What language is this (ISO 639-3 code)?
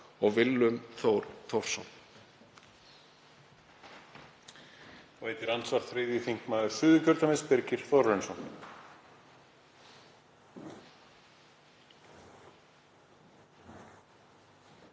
isl